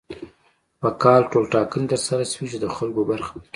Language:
Pashto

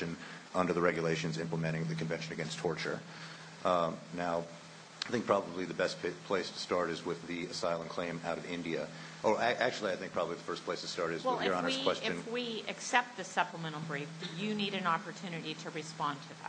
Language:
English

